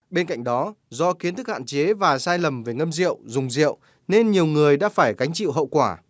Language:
Vietnamese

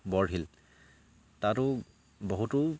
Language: Assamese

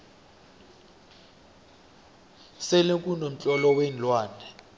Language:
South Ndebele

